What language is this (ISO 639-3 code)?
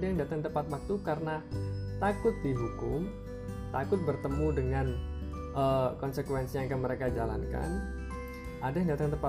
ind